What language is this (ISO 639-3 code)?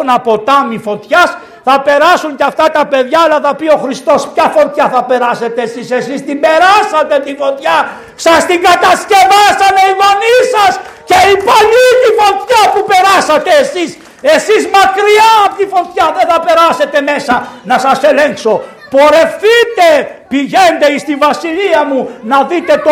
ell